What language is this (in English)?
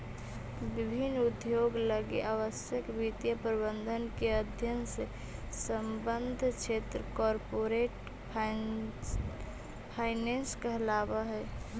Magahi